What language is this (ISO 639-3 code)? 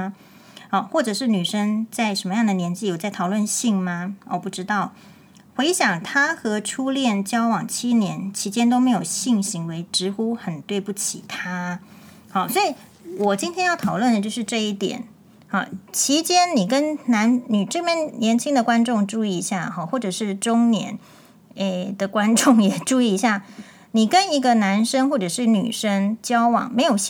zho